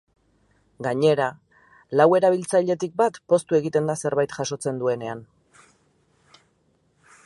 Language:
Basque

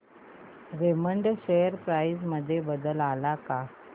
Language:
Marathi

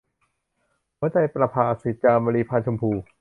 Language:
Thai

